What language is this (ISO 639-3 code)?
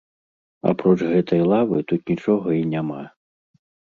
bel